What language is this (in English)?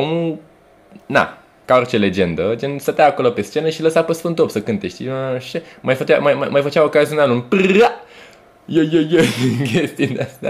Romanian